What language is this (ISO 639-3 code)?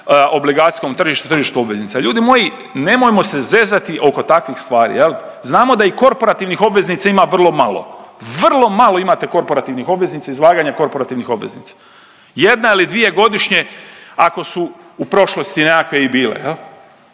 hrv